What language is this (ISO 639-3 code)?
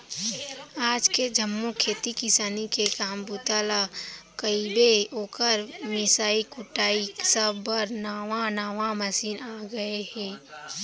hne